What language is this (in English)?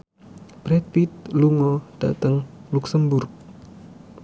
Javanese